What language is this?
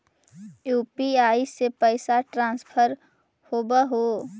Magahi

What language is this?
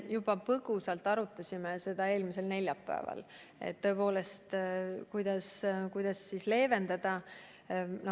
Estonian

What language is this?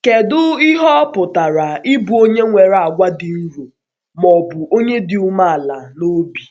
Igbo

